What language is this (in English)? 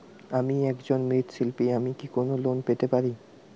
Bangla